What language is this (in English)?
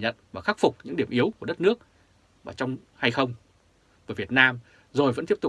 Vietnamese